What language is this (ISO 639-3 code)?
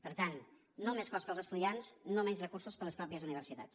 cat